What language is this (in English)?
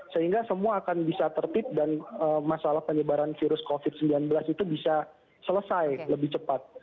Indonesian